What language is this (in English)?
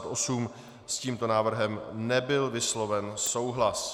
Czech